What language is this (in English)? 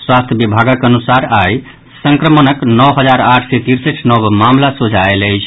Maithili